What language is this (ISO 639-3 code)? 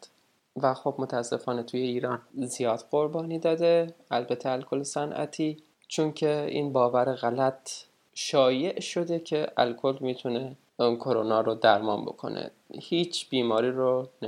fas